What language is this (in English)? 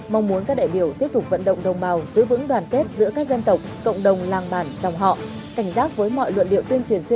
Vietnamese